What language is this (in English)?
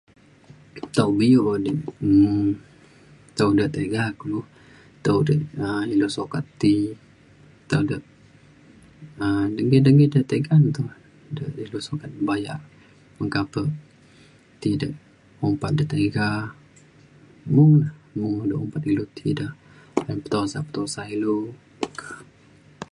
Mainstream Kenyah